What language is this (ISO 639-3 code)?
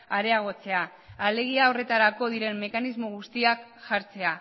eus